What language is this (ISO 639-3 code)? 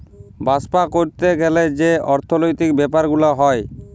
ben